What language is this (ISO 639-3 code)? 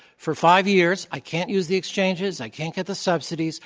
eng